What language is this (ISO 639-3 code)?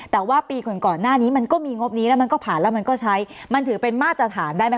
tha